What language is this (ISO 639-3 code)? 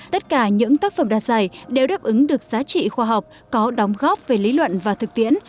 vie